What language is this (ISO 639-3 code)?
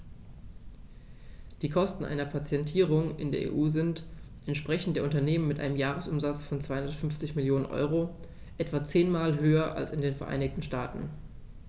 deu